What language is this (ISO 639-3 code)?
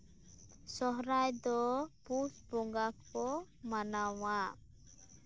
sat